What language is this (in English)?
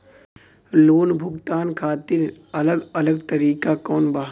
Bhojpuri